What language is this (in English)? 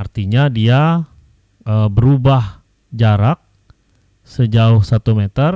Indonesian